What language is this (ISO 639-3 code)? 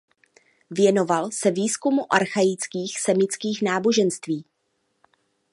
ces